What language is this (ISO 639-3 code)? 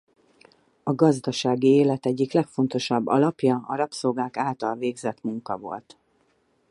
hun